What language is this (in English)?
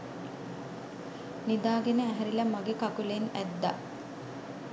Sinhala